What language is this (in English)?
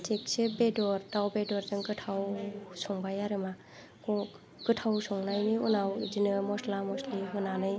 Bodo